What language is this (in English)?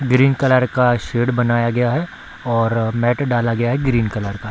Hindi